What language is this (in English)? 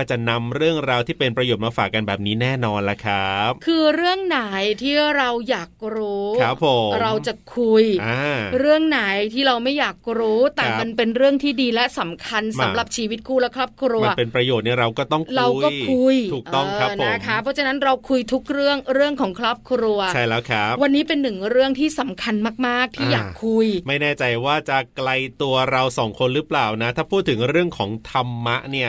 Thai